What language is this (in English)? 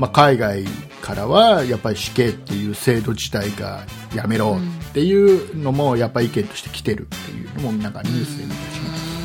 Japanese